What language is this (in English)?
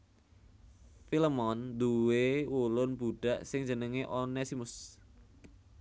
Javanese